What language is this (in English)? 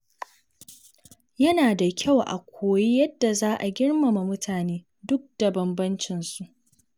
Hausa